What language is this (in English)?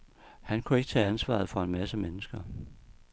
Danish